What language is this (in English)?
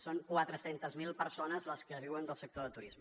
Catalan